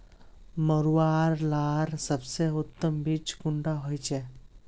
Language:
Magahi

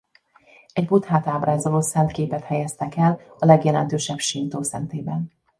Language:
Hungarian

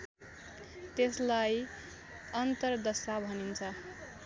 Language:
Nepali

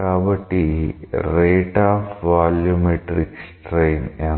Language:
Telugu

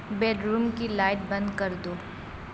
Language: Urdu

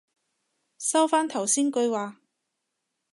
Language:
Cantonese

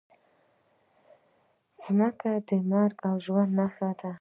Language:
Pashto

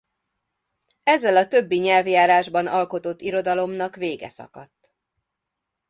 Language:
Hungarian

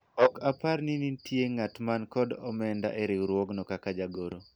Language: Luo (Kenya and Tanzania)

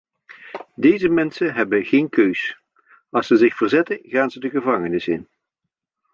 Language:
Dutch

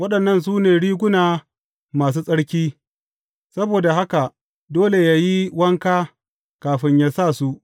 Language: Hausa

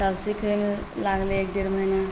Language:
Maithili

